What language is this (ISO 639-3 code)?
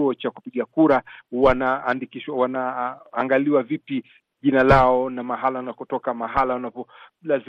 swa